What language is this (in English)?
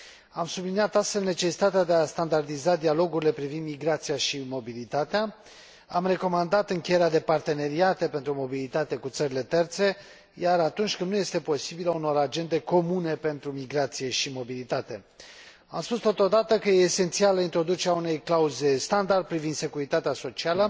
Romanian